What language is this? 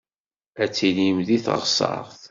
Kabyle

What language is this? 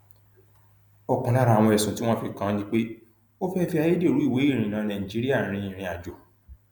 Yoruba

